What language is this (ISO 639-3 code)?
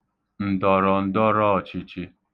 ibo